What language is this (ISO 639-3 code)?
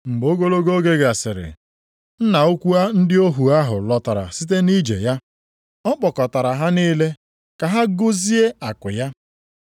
ibo